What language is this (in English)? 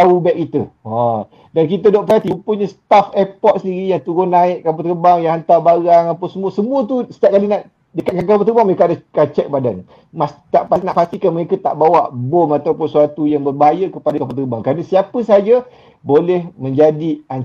Malay